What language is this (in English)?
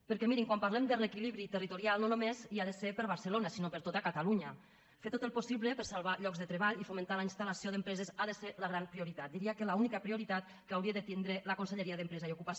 Catalan